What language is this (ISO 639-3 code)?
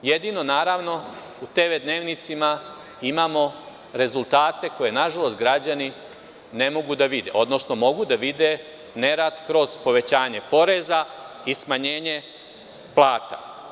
srp